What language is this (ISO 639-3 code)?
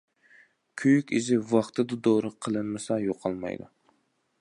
uig